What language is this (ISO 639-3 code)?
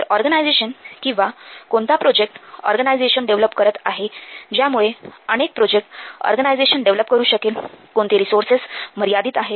mar